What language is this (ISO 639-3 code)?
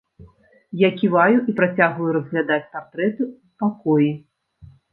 bel